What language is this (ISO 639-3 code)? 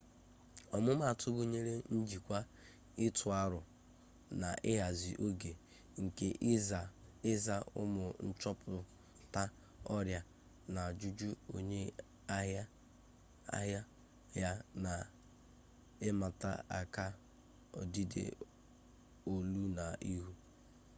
ibo